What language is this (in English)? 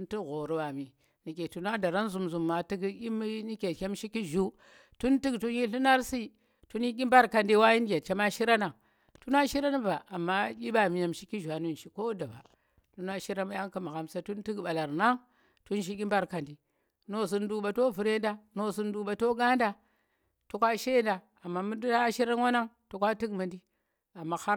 Tera